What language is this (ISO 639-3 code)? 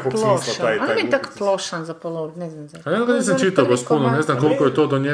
hrv